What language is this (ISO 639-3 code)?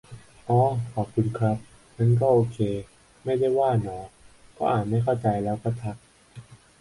tha